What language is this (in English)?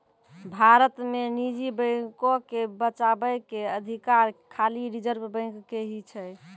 Maithili